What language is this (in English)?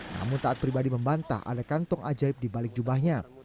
Indonesian